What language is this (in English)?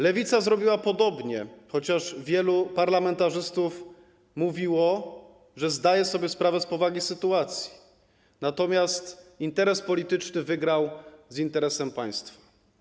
Polish